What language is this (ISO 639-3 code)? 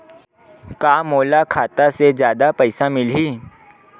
hne